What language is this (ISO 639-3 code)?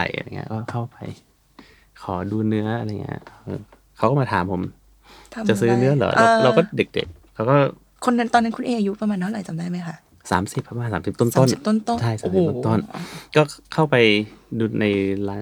tha